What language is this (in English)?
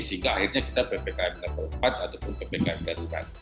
Indonesian